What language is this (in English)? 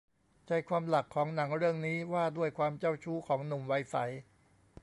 Thai